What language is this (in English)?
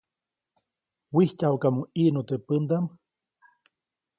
Copainalá Zoque